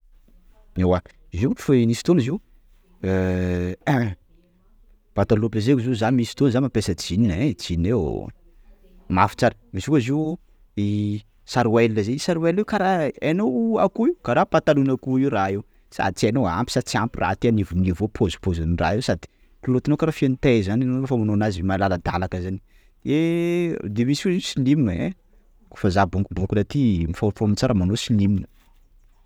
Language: Sakalava Malagasy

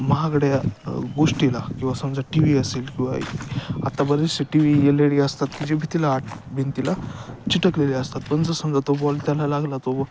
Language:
Marathi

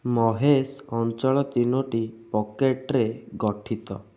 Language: Odia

